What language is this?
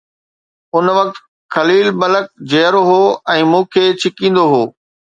Sindhi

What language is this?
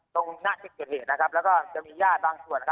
Thai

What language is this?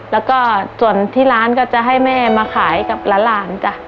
Thai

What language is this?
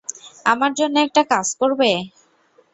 Bangla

